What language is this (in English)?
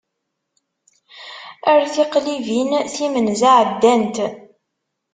Kabyle